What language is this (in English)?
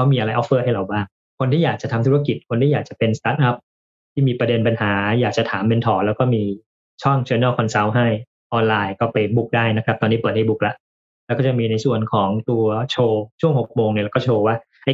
Thai